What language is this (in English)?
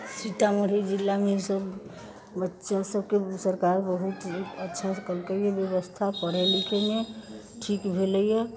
Maithili